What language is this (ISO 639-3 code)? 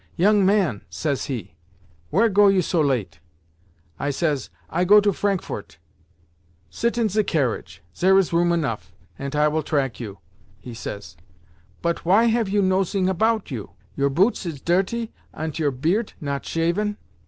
eng